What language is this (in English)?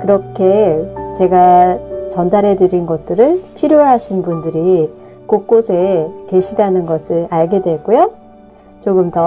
Korean